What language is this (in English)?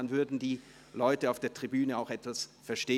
Swiss German